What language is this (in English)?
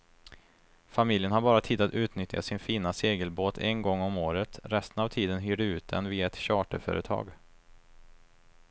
Swedish